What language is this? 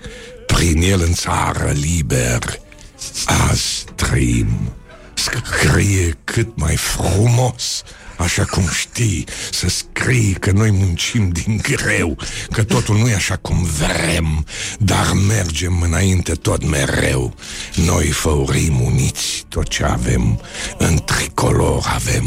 Romanian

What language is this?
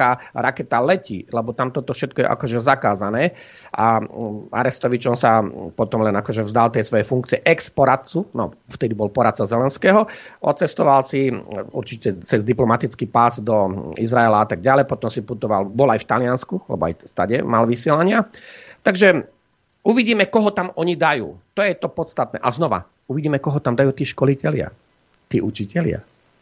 Slovak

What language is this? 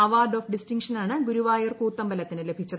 Malayalam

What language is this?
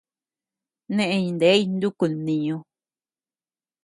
Tepeuxila Cuicatec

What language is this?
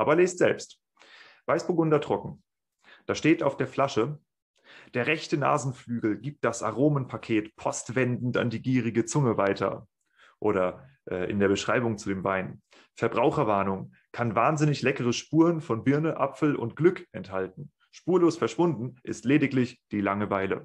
German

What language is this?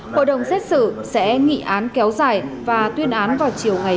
Vietnamese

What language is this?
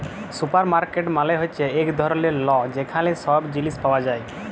Bangla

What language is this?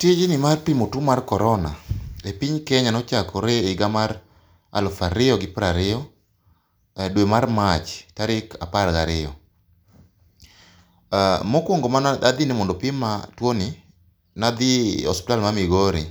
Luo (Kenya and Tanzania)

